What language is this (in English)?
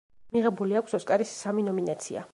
Georgian